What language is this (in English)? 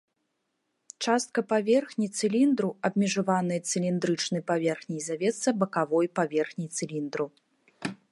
Belarusian